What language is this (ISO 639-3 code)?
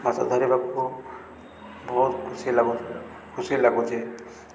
ori